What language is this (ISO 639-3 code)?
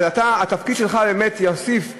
heb